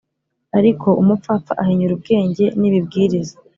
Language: Kinyarwanda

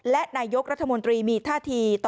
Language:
Thai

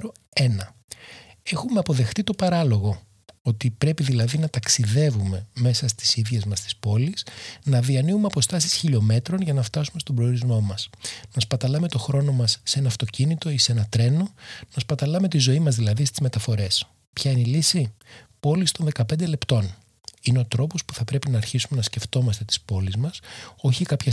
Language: Greek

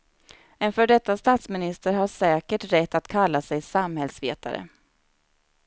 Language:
Swedish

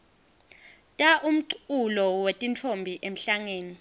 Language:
Swati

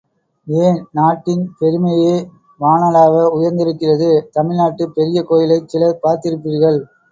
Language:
Tamil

